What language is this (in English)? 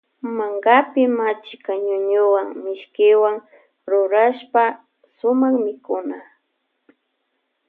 Loja Highland Quichua